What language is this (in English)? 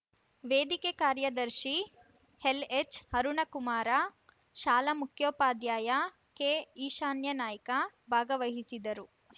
Kannada